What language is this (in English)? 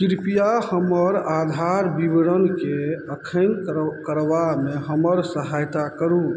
Maithili